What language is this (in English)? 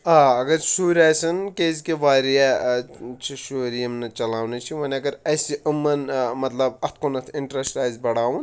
Kashmiri